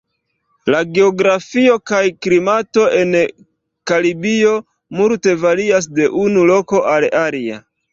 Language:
Esperanto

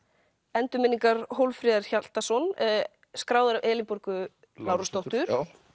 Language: Icelandic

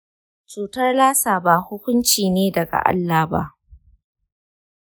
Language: Hausa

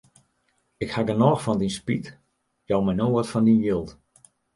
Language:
Western Frisian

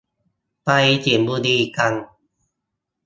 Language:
Thai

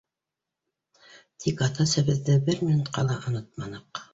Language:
Bashkir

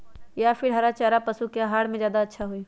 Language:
Magahi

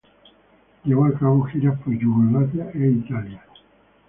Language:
Spanish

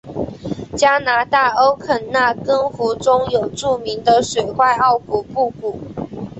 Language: Chinese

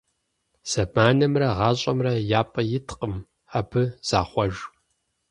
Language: Kabardian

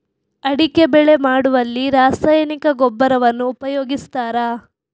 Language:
Kannada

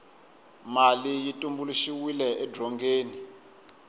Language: Tsonga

